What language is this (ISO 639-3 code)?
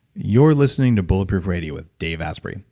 eng